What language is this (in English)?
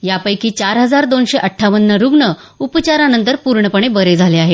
Marathi